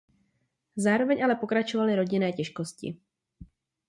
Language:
Czech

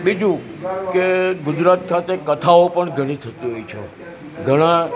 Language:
Gujarati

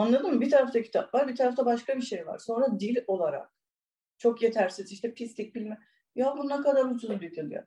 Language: Turkish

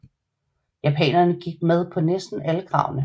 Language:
Danish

